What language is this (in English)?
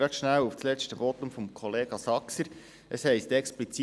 Swiss German